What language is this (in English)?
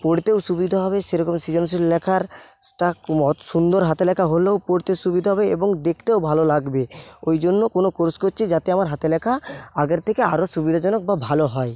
Bangla